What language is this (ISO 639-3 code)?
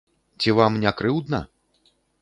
bel